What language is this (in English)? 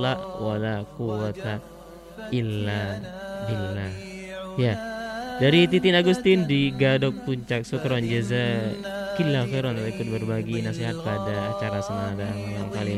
Indonesian